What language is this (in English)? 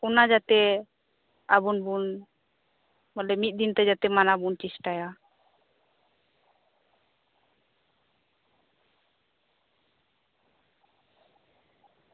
Santali